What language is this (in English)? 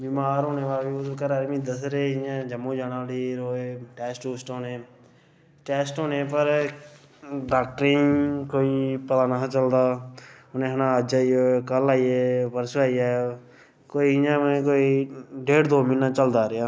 Dogri